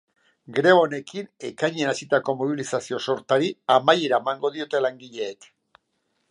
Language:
Basque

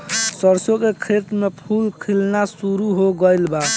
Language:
Bhojpuri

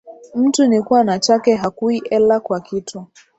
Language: Swahili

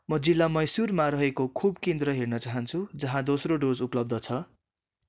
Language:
Nepali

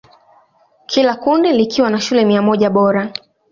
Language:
Swahili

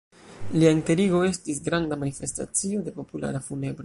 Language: Esperanto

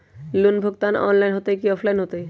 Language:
Magahi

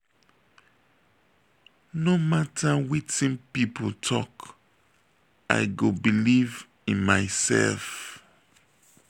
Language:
Nigerian Pidgin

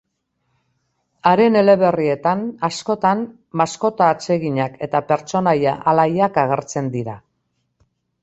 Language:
Basque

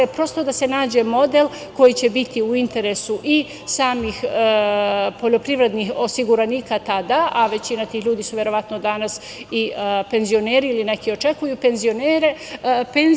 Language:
Serbian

